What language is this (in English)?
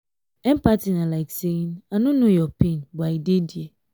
Nigerian Pidgin